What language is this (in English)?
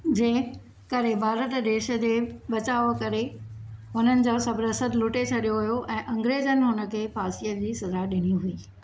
Sindhi